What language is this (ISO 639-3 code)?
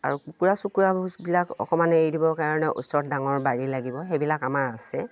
asm